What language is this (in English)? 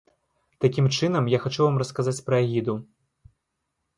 Belarusian